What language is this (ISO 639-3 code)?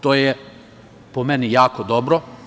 srp